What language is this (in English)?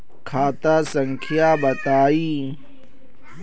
Magahi